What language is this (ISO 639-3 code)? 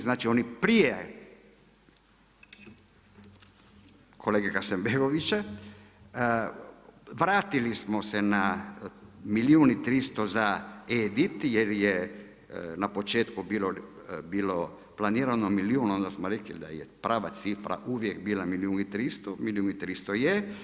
hrv